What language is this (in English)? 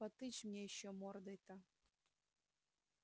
Russian